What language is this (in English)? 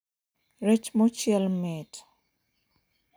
Luo (Kenya and Tanzania)